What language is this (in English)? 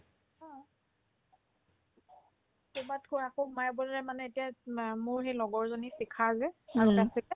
Assamese